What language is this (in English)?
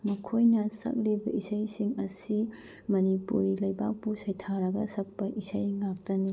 Manipuri